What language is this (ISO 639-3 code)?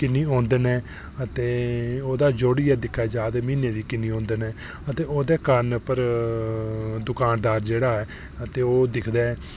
doi